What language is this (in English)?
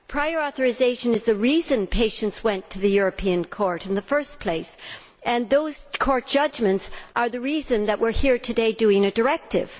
English